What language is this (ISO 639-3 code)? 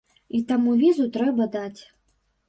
bel